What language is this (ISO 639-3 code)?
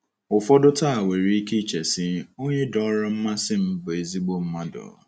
ibo